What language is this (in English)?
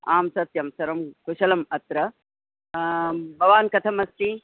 Sanskrit